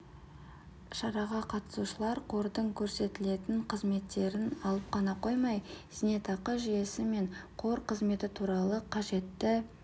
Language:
Kazakh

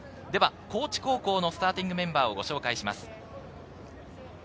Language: Japanese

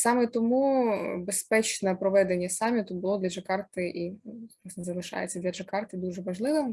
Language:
Ukrainian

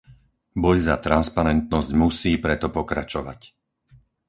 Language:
Slovak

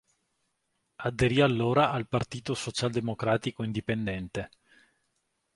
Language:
Italian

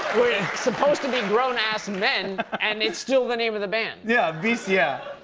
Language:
English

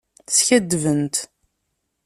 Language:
Kabyle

